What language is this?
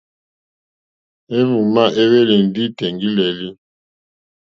Mokpwe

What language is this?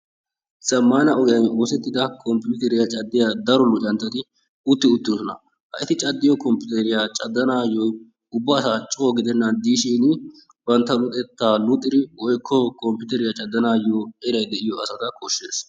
Wolaytta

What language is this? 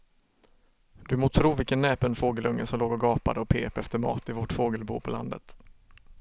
Swedish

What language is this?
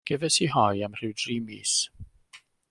Welsh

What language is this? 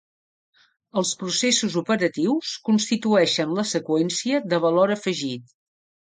Catalan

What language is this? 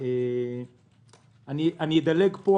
Hebrew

